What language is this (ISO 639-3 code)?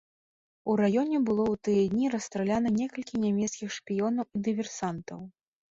bel